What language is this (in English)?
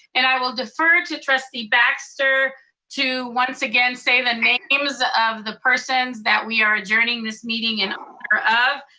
English